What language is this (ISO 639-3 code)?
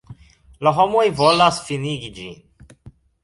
epo